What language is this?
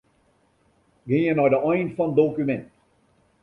Western Frisian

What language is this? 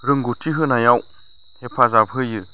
Bodo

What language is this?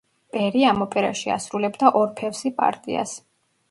Georgian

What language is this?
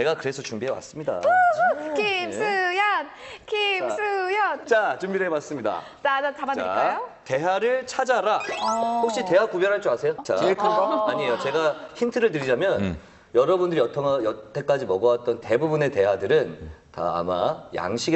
Korean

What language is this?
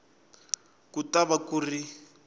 Tsonga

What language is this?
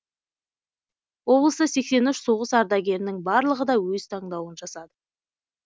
Kazakh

